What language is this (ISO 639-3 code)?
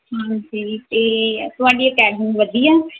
pan